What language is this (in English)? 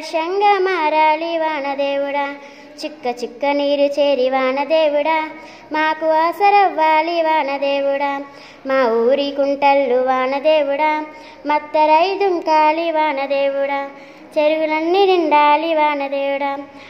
Telugu